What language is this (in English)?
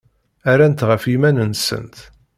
Kabyle